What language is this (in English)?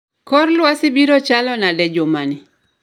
Luo (Kenya and Tanzania)